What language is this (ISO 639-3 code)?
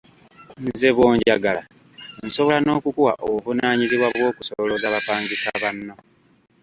lug